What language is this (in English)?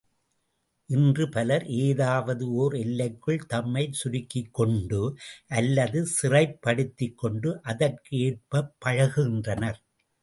Tamil